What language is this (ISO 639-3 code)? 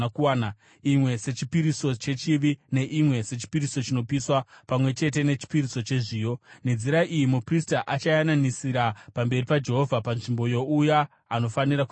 sna